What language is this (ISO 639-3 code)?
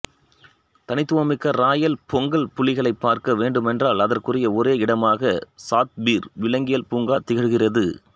tam